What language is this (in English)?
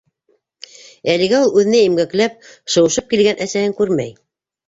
Bashkir